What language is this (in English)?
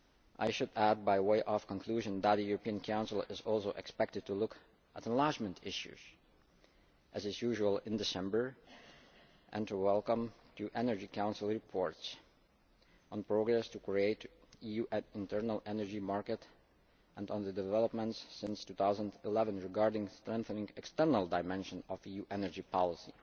English